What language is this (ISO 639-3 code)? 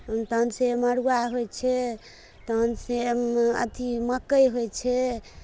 mai